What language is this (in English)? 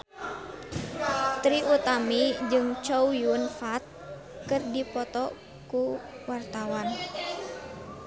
Sundanese